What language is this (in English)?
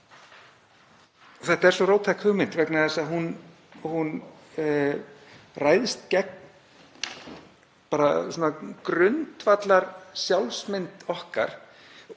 Icelandic